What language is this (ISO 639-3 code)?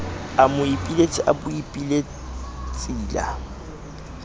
sot